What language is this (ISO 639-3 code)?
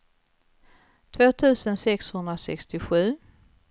swe